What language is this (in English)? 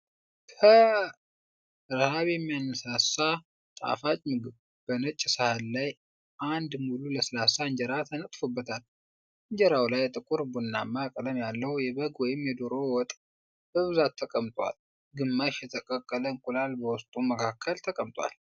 Amharic